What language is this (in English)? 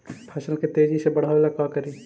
Magahi